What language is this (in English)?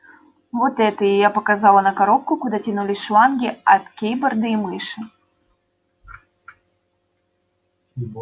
Russian